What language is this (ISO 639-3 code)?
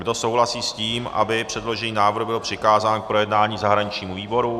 ces